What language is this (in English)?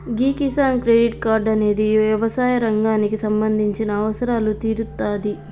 Telugu